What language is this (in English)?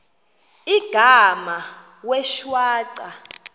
Xhosa